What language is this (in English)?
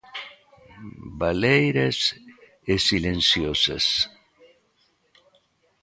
Galician